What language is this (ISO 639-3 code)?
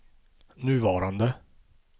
swe